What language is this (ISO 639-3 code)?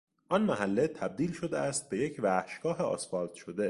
fas